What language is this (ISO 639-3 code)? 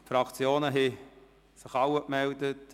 gsw